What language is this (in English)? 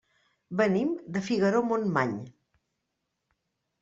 Catalan